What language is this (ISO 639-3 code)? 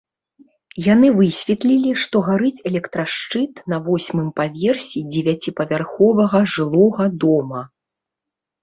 bel